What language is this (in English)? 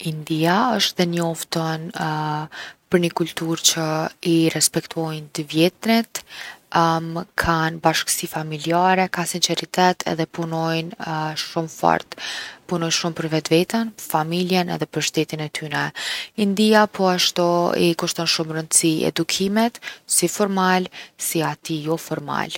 Gheg Albanian